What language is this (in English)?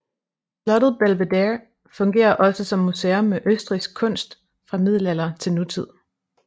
Danish